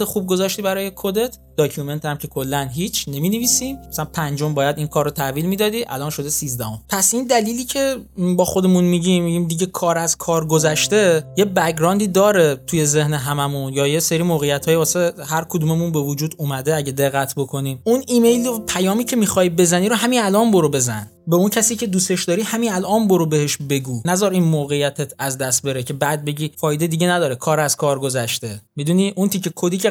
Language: Persian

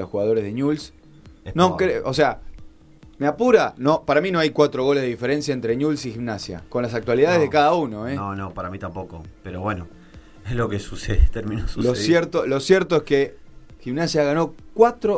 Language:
Spanish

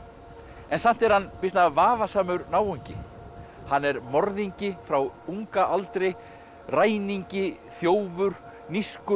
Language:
Icelandic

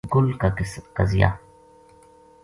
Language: Gujari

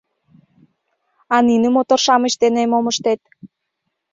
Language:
Mari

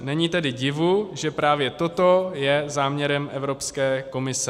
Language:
Czech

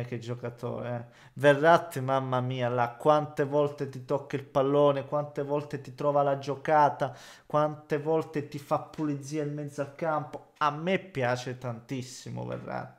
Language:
Italian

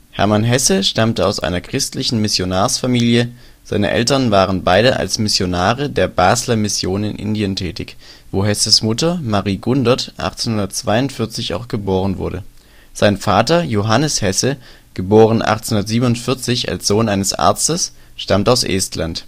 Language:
German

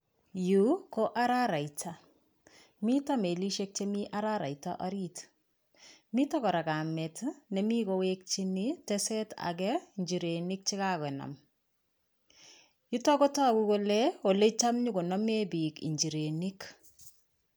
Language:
Kalenjin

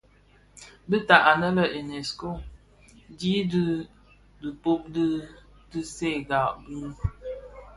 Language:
Bafia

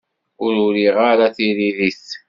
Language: Kabyle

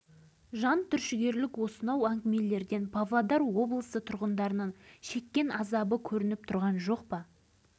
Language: Kazakh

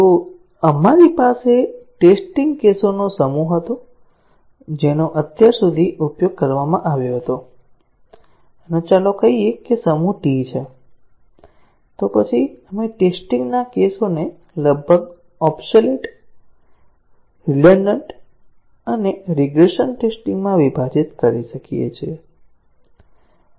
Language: Gujarati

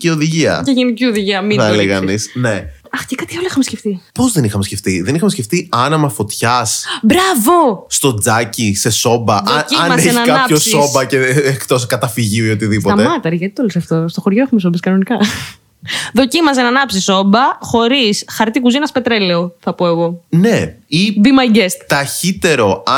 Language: Greek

